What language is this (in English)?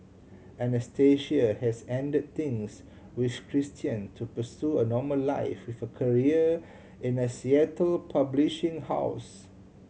English